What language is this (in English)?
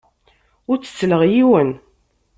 Kabyle